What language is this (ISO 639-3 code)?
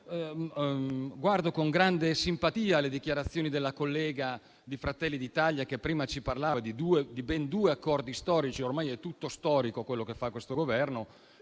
ita